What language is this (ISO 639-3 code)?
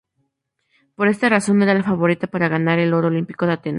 spa